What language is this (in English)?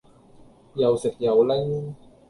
Cantonese